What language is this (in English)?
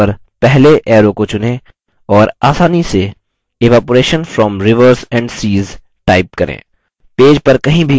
Hindi